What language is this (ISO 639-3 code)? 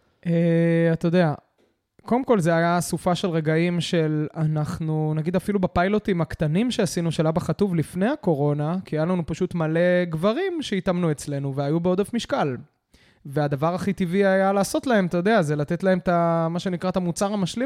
heb